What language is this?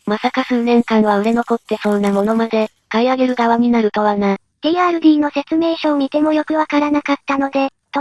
Japanese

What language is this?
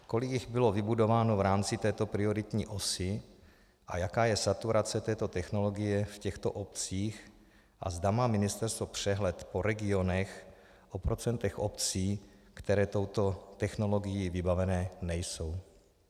Czech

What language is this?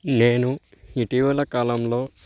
Telugu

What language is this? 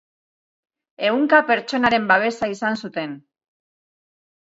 Basque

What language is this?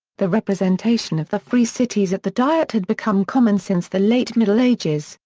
English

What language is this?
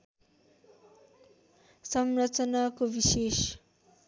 Nepali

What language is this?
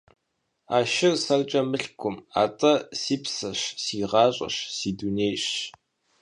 Kabardian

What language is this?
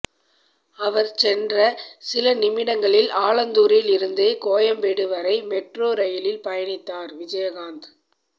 Tamil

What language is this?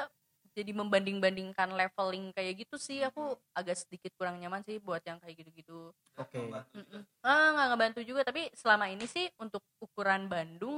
Indonesian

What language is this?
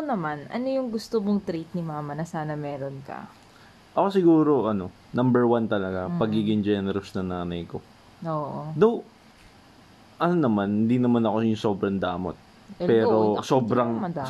Filipino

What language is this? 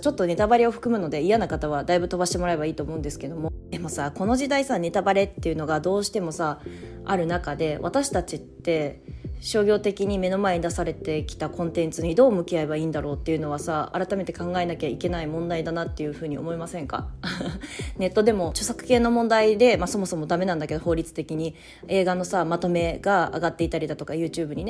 Japanese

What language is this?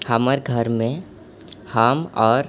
Maithili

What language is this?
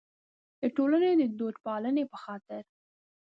Pashto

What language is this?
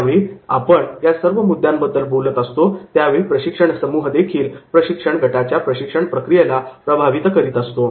Marathi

